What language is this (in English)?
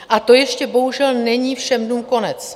Czech